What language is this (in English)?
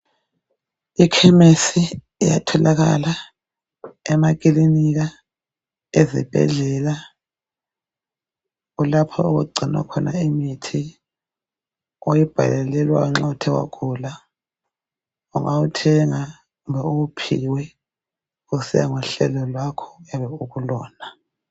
North Ndebele